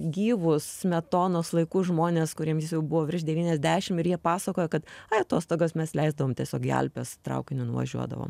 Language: Lithuanian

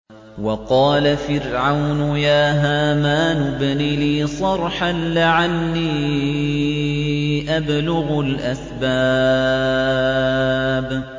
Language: Arabic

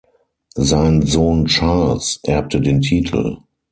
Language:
German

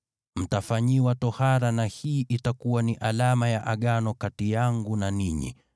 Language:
Swahili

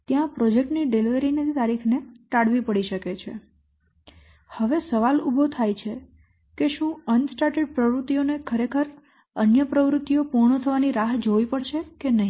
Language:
Gujarati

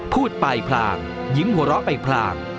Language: Thai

